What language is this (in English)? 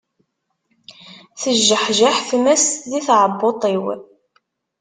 Kabyle